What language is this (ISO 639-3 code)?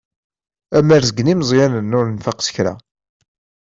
kab